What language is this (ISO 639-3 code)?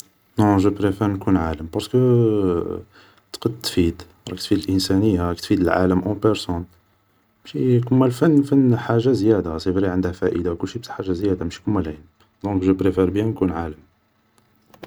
arq